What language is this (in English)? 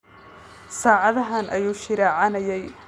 Somali